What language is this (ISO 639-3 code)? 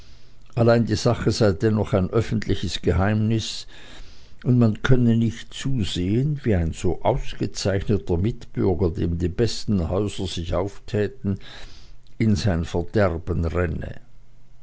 deu